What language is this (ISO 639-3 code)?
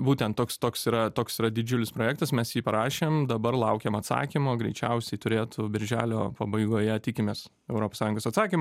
lit